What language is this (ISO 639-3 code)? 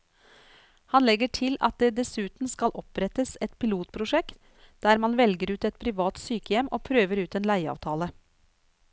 nor